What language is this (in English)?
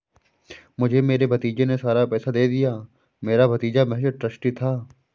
Hindi